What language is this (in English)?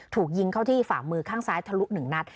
Thai